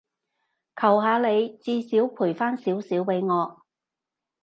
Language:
Cantonese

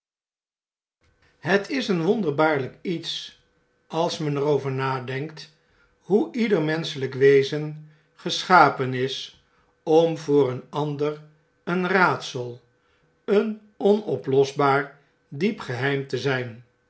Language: Dutch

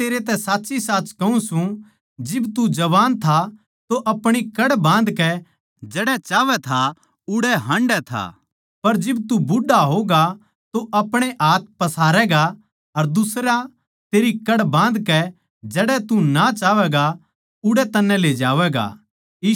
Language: Haryanvi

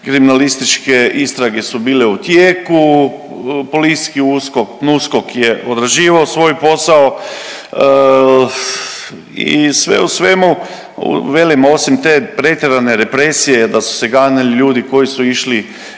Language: Croatian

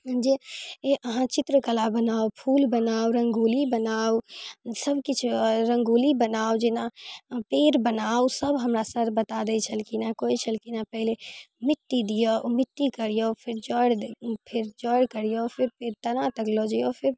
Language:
Maithili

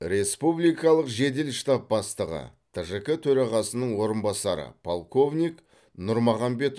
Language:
Kazakh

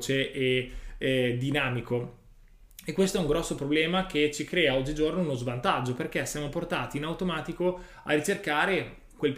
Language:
Italian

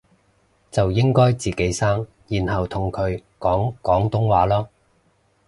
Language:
Cantonese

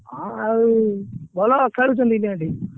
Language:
Odia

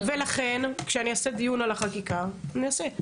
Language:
Hebrew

